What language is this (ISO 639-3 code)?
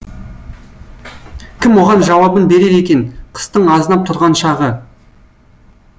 kaz